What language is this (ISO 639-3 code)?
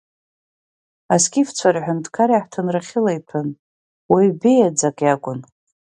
abk